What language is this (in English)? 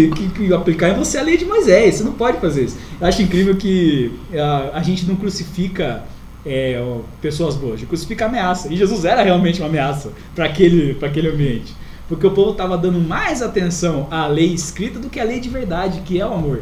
Portuguese